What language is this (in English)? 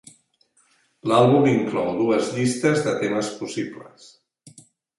Catalan